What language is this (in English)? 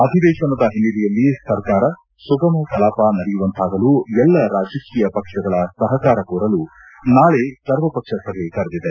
Kannada